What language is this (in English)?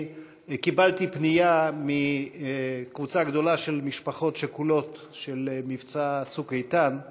Hebrew